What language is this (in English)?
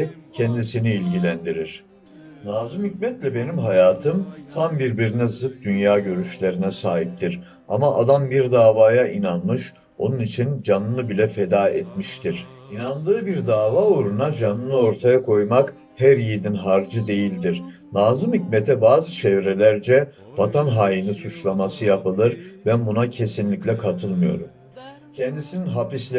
Turkish